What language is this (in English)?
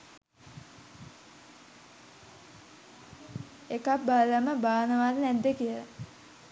Sinhala